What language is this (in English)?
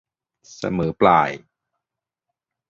Thai